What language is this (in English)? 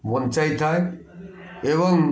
Odia